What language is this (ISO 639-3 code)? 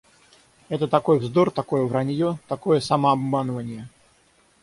rus